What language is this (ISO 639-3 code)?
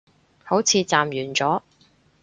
yue